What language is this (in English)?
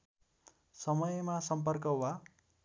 Nepali